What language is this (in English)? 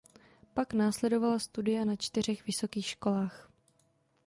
Czech